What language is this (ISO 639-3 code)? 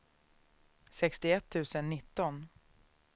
swe